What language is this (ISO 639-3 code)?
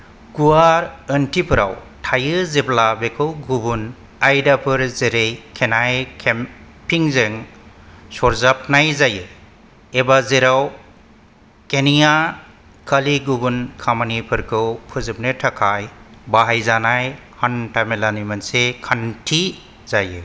brx